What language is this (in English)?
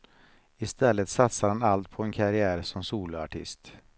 Swedish